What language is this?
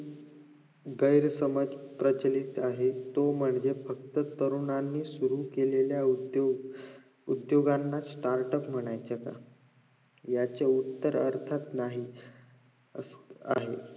Marathi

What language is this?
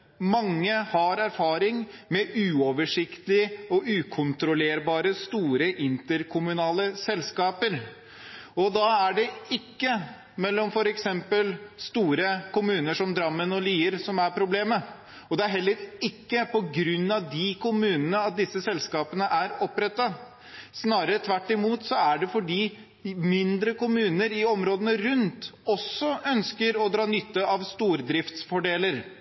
Norwegian Bokmål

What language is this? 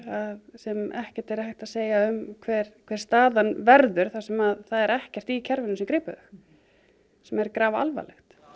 Icelandic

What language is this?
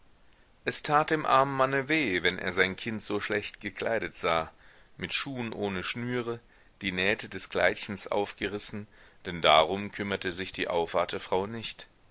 German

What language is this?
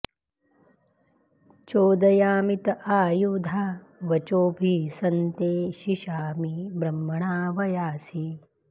Sanskrit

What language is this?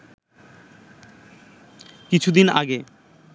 Bangla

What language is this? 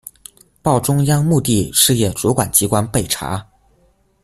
Chinese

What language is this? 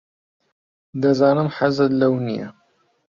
Central Kurdish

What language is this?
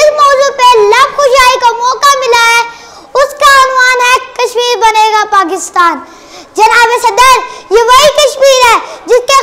Turkish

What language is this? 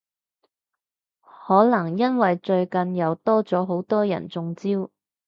Cantonese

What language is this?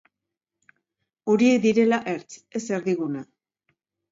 Basque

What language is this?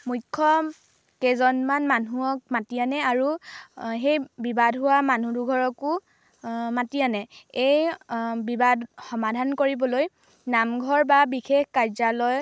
Assamese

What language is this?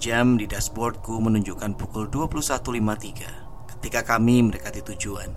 Indonesian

